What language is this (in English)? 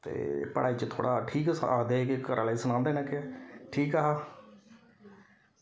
Dogri